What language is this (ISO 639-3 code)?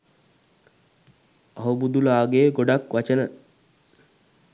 sin